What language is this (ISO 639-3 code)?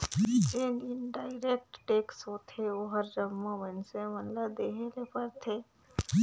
hne